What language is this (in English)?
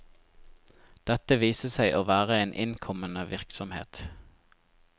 Norwegian